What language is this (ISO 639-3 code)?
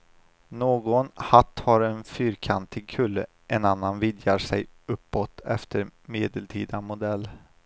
swe